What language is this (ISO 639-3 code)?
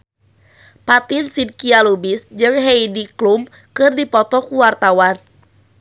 sun